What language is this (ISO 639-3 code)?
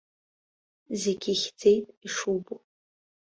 abk